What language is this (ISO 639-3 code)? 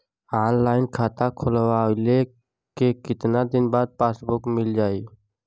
bho